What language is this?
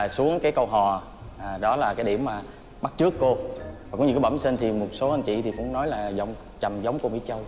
Vietnamese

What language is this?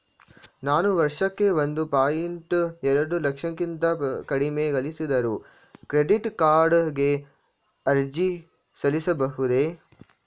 Kannada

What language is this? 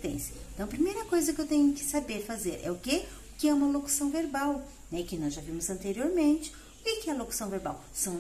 Portuguese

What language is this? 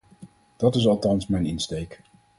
Dutch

